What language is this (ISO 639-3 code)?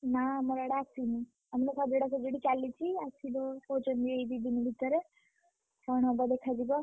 ori